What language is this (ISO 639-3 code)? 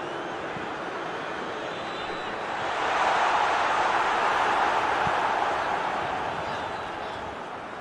tur